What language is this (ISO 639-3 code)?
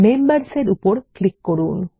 ben